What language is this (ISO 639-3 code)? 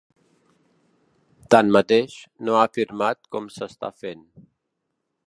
cat